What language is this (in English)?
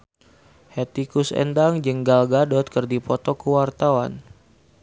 Sundanese